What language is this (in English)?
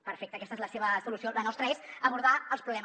Catalan